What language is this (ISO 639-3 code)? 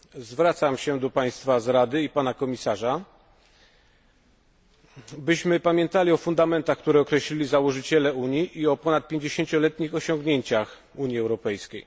pol